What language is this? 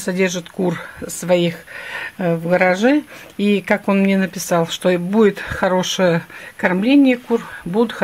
Russian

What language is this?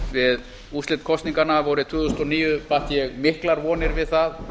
Icelandic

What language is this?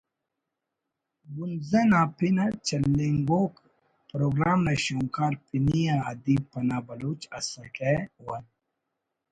Brahui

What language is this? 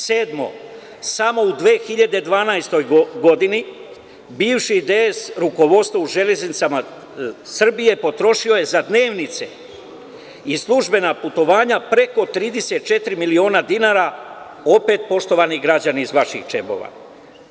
Serbian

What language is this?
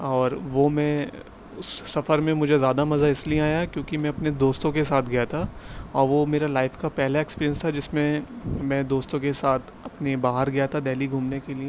Urdu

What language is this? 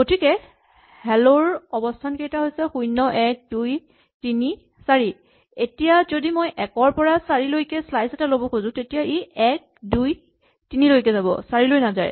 Assamese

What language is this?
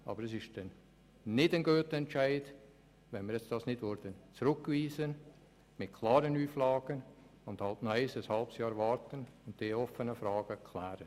Swiss German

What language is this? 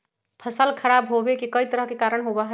Magahi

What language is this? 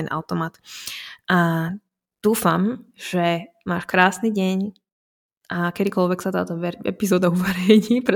Slovak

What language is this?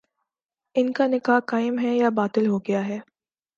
Urdu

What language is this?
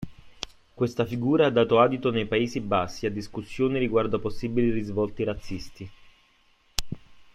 Italian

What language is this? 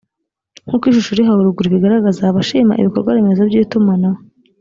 Kinyarwanda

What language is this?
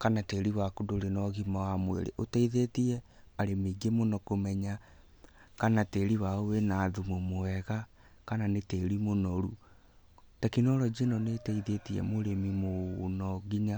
Kikuyu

